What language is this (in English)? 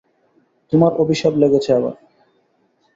Bangla